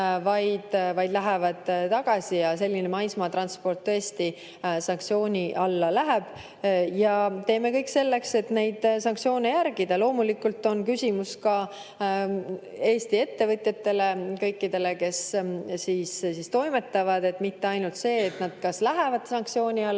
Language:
Estonian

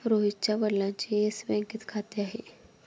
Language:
Marathi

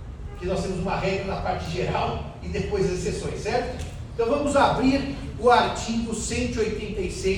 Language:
Portuguese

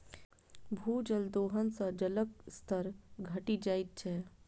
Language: Maithili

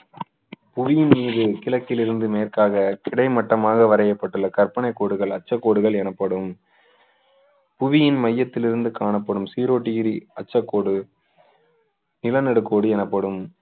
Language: Tamil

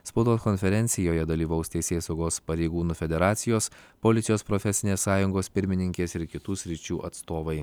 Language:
Lithuanian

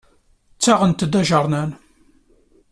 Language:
Kabyle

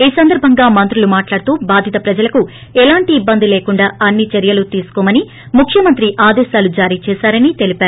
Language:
Telugu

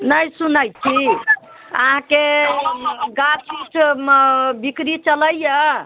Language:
Maithili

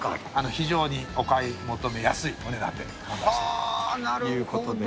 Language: Japanese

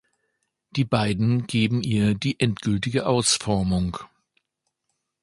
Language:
German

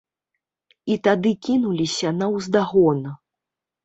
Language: Belarusian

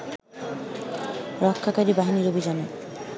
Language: Bangla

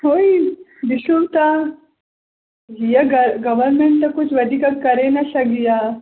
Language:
Sindhi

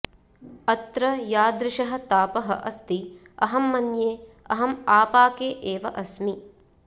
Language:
Sanskrit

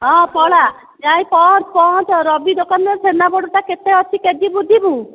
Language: Odia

